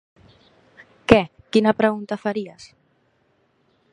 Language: Catalan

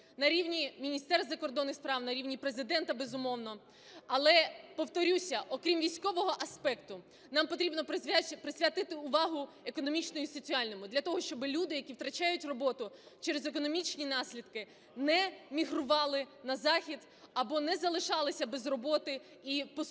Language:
Ukrainian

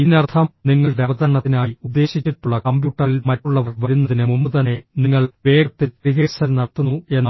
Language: Malayalam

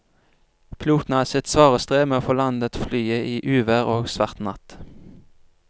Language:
Norwegian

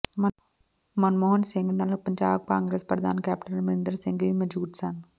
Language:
Punjabi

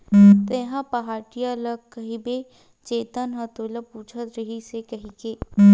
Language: Chhattisgarhi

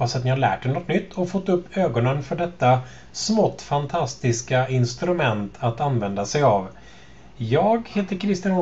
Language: Swedish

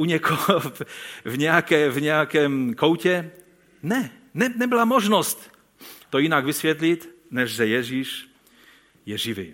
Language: Czech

